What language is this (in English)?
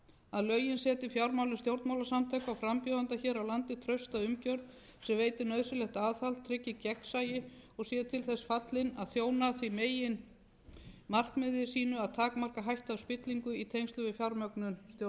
Icelandic